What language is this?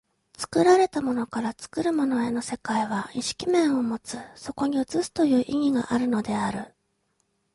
Japanese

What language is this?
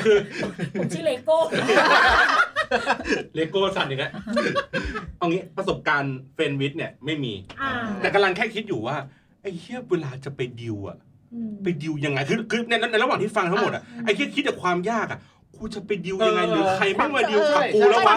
Thai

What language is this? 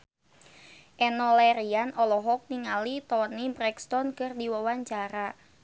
Sundanese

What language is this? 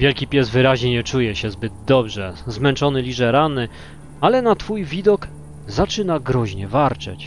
Polish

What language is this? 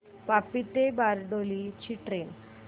Marathi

